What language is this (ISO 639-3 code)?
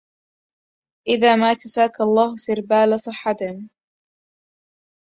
ara